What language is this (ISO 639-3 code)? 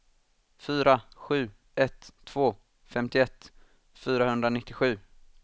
swe